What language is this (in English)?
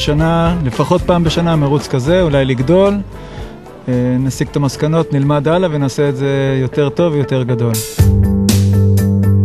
Hebrew